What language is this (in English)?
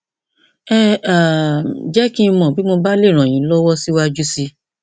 Yoruba